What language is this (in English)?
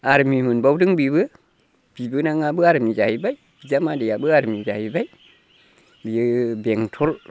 Bodo